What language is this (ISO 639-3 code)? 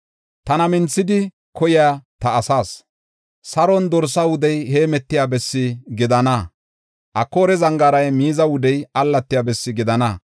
gof